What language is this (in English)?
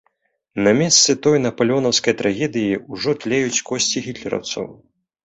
Belarusian